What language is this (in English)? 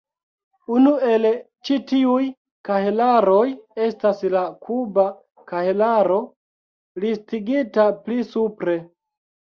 Esperanto